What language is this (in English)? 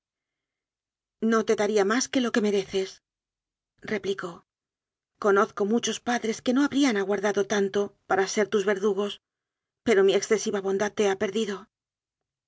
Spanish